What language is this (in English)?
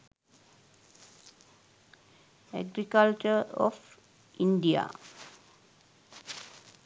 Sinhala